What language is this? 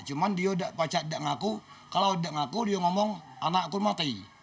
Indonesian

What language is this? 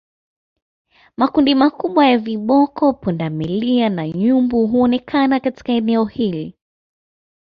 Swahili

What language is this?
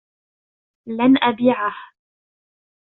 Arabic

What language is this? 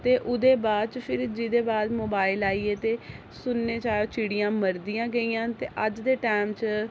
Dogri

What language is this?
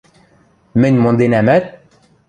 Western Mari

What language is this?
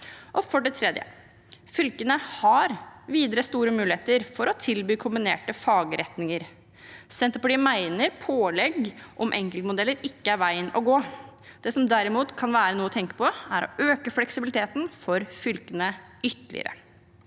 Norwegian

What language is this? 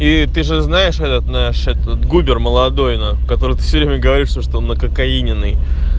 Russian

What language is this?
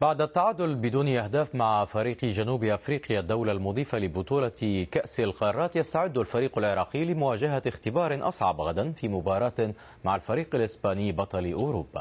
Arabic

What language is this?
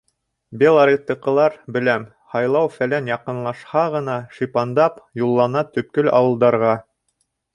Bashkir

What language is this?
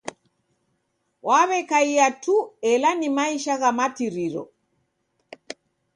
Taita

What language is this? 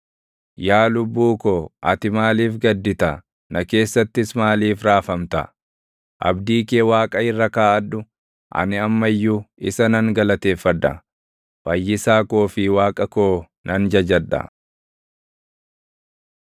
Oromo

